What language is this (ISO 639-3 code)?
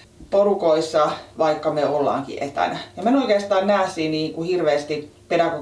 fin